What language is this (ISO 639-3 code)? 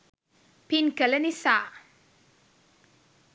sin